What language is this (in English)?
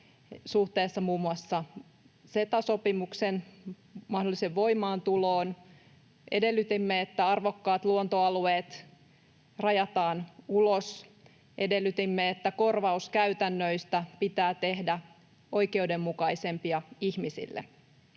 Finnish